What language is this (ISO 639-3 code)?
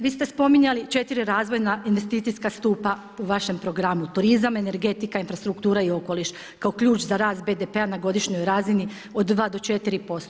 hrv